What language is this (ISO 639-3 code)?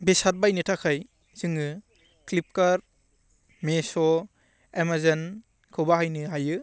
brx